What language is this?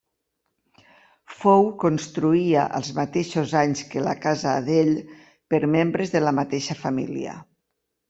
Catalan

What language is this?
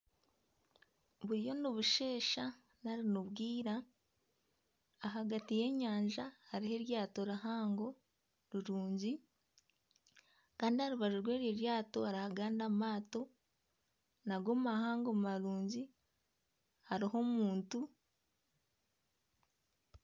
Nyankole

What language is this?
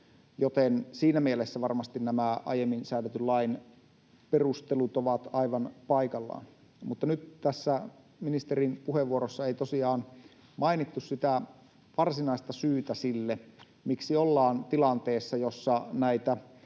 Finnish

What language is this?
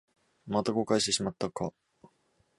Japanese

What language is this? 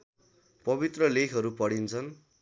Nepali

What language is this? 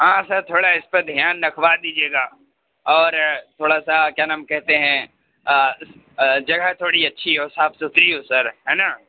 Urdu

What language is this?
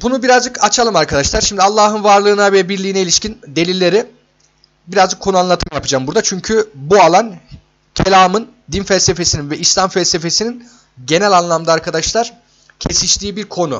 Turkish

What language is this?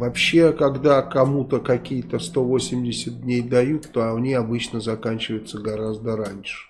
Russian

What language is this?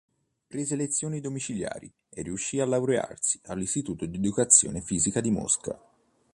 Italian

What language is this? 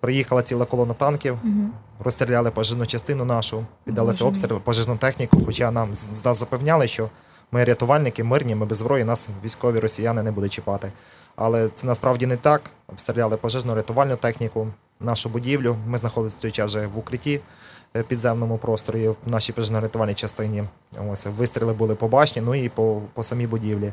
Ukrainian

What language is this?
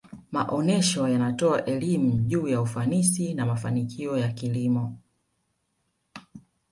Swahili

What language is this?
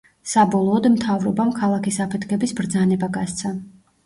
Georgian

